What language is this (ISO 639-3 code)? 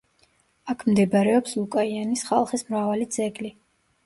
kat